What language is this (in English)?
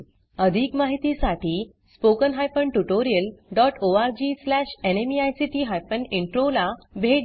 Marathi